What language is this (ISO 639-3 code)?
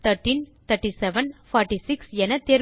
tam